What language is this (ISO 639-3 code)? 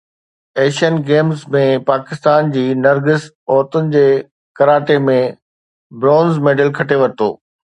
snd